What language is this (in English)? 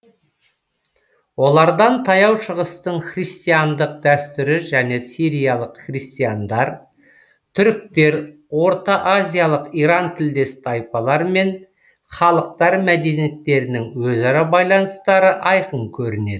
Kazakh